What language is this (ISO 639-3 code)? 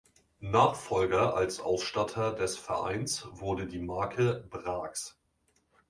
deu